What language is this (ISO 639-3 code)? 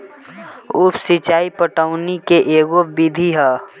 bho